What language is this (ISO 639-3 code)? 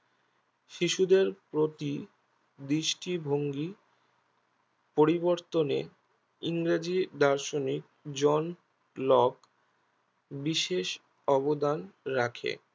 ben